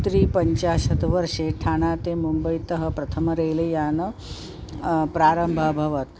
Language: Sanskrit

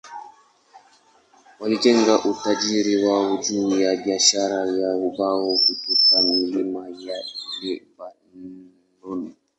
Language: Swahili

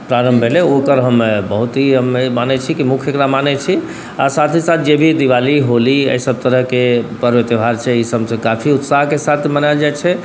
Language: Maithili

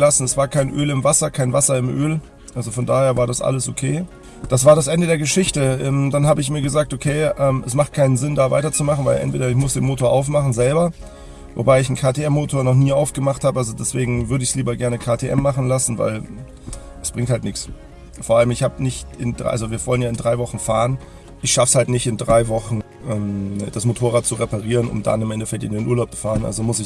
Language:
German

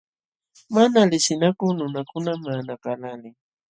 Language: Jauja Wanca Quechua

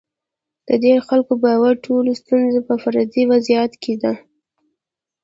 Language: Pashto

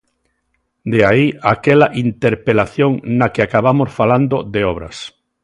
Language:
Galician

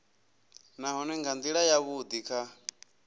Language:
Venda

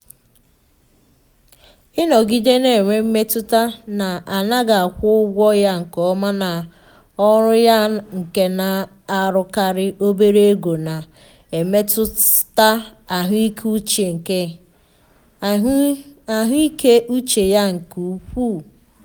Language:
Igbo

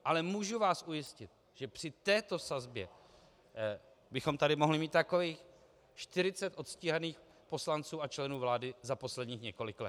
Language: Czech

